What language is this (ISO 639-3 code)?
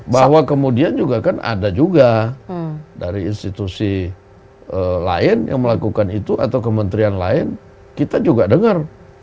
ind